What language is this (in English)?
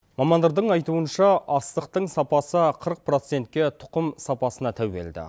Kazakh